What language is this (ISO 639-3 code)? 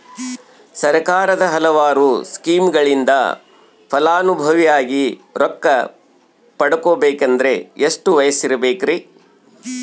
kan